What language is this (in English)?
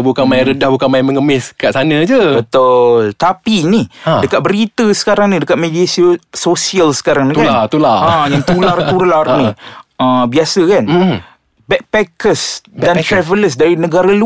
Malay